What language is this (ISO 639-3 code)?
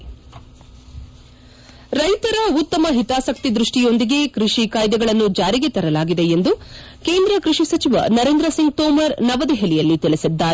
kan